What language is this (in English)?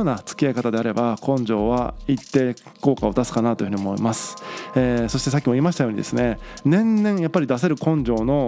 Japanese